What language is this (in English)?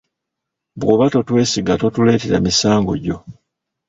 Ganda